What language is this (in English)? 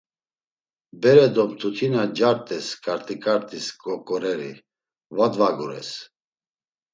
Laz